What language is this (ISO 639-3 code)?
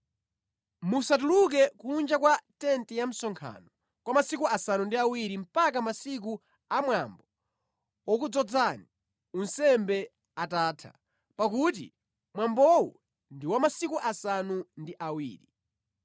nya